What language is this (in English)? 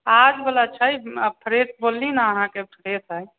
Maithili